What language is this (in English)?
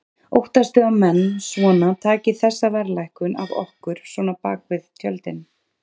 Icelandic